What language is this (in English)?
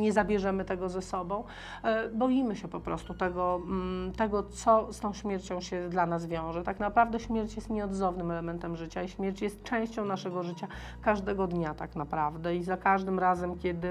Polish